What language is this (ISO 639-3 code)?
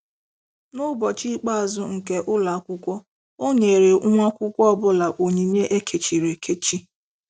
ibo